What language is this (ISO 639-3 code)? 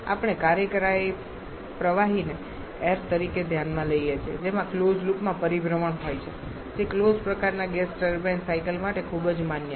guj